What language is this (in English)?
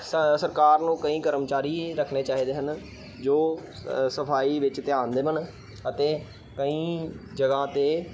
Punjabi